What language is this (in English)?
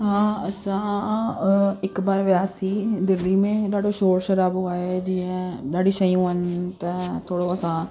Sindhi